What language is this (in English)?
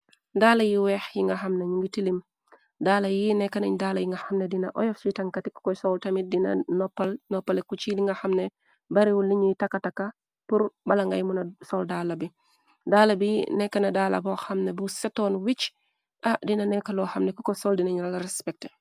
Wolof